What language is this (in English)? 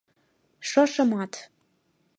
Mari